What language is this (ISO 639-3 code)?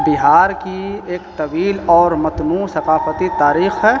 urd